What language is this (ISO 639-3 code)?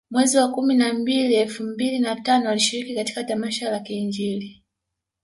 swa